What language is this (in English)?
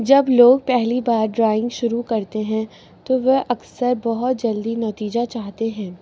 Urdu